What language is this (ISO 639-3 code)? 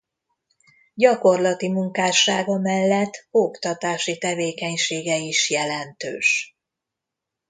hun